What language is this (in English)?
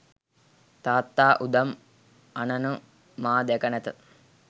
Sinhala